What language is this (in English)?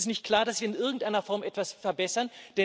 German